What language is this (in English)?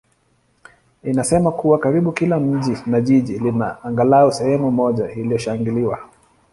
Swahili